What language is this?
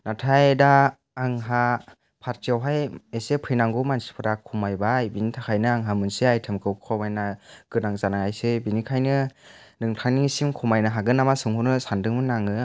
Bodo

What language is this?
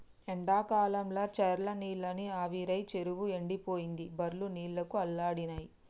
Telugu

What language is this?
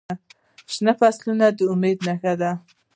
Pashto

